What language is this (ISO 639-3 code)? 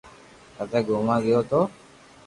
lrk